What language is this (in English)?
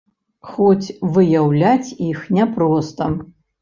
Belarusian